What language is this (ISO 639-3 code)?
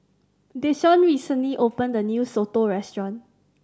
eng